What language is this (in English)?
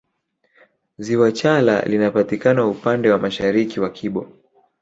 Swahili